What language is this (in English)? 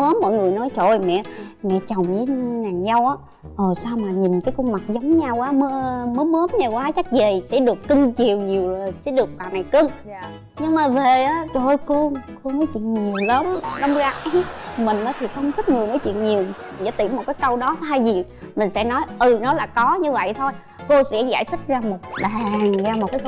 Vietnamese